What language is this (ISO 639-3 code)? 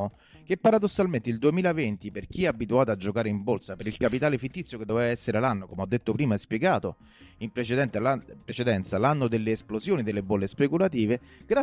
ita